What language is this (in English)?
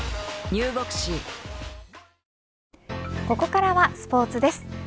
Japanese